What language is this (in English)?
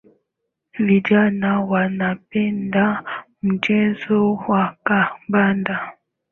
Swahili